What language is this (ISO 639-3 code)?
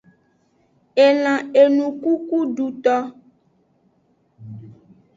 ajg